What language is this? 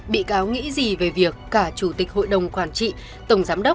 Vietnamese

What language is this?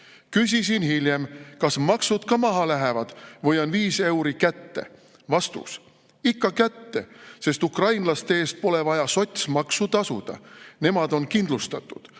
Estonian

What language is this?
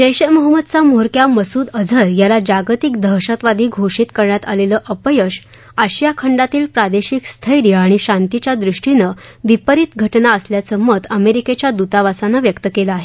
Marathi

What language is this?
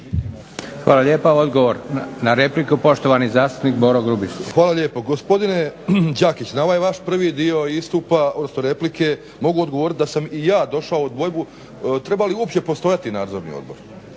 Croatian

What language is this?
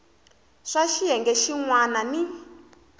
Tsonga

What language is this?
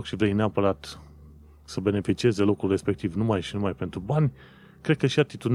Romanian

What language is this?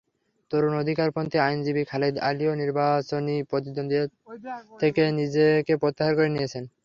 Bangla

